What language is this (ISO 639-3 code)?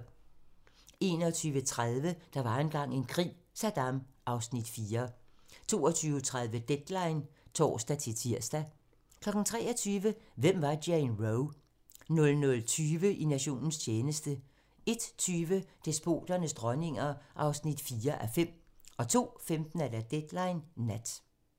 dan